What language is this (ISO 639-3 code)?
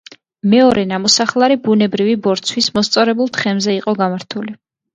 kat